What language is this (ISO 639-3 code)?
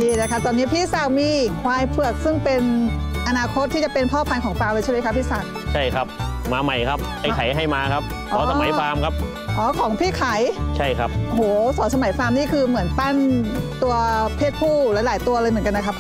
tha